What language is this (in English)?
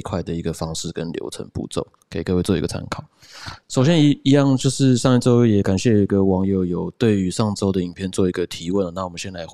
Chinese